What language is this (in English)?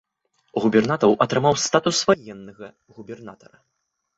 Belarusian